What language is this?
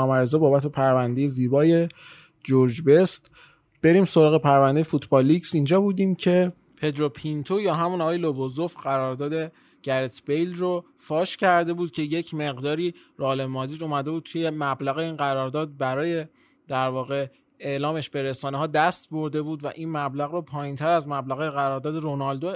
Persian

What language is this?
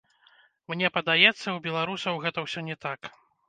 Belarusian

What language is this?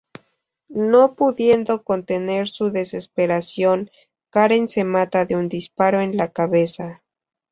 Spanish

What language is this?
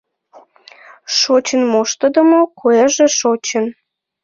Mari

